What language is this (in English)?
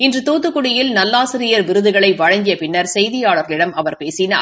Tamil